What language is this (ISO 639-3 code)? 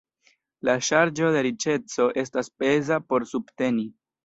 epo